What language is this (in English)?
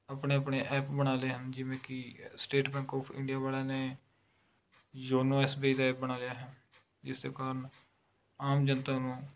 Punjabi